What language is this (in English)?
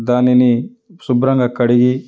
Telugu